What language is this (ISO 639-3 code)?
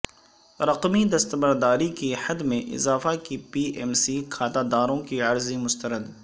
urd